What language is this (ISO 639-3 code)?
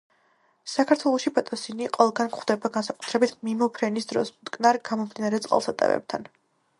kat